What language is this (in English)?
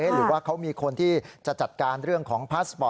Thai